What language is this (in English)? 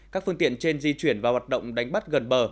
Vietnamese